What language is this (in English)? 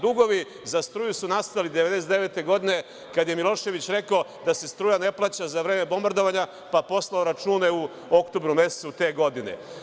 Serbian